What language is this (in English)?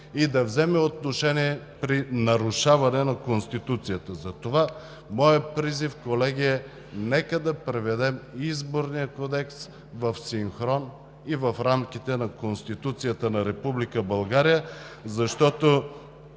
Bulgarian